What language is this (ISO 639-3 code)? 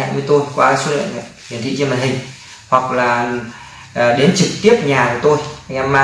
vie